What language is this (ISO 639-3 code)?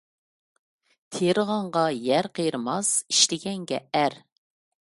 uig